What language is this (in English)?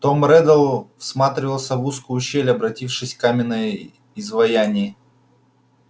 Russian